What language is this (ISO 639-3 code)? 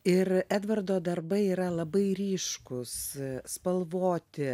lit